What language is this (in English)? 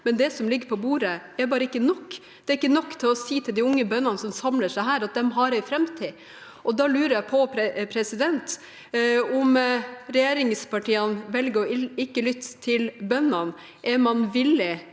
Norwegian